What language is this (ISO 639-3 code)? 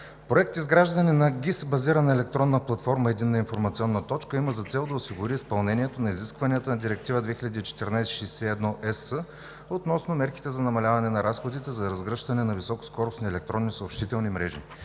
bul